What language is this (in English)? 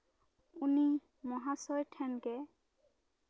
Santali